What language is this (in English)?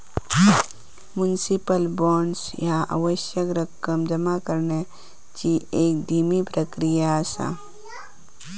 Marathi